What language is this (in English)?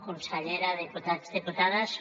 Catalan